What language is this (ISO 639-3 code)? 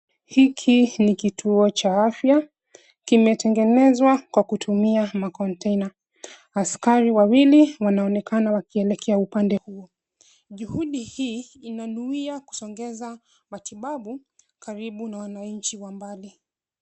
swa